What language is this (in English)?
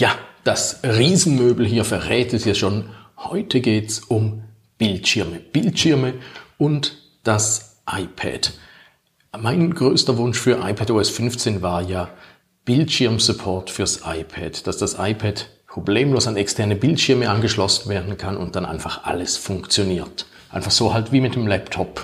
German